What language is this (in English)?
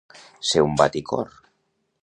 Catalan